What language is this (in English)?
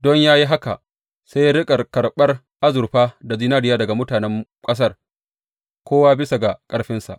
Hausa